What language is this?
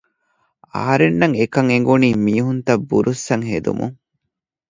Divehi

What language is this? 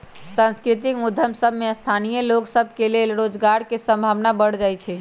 Magahi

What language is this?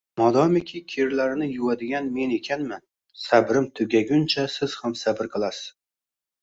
Uzbek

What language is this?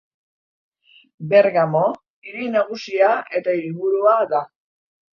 Basque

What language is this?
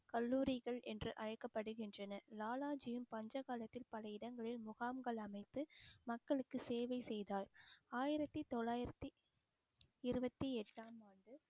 Tamil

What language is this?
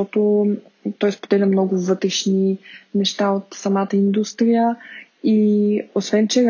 Bulgarian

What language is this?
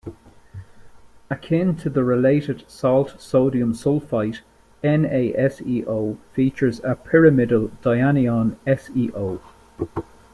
English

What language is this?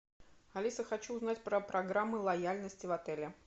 Russian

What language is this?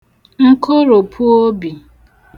Igbo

